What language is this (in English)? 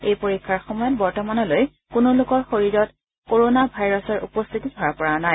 Assamese